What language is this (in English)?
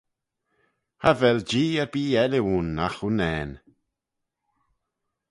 Manx